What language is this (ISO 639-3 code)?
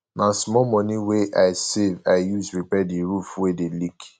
pcm